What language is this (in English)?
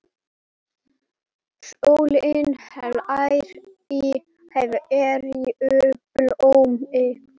Icelandic